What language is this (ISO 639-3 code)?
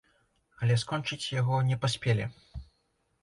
bel